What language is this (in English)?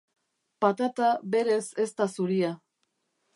Basque